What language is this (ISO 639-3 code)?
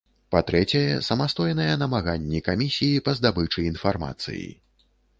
bel